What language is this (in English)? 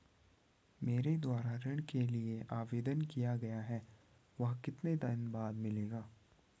Hindi